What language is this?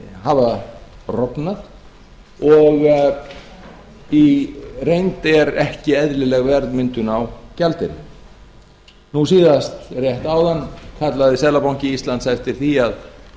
Icelandic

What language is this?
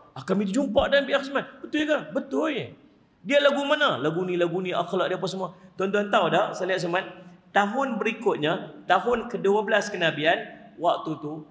Malay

